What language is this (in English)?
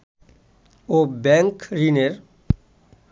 Bangla